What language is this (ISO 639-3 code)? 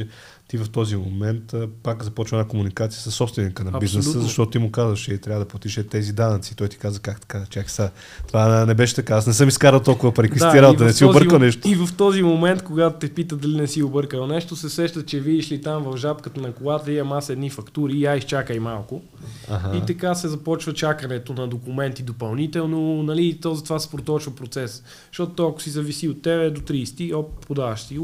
bul